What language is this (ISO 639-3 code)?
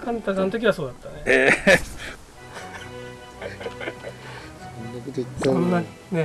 jpn